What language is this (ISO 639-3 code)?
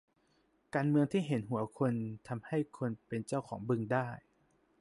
tha